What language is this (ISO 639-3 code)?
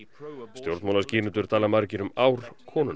isl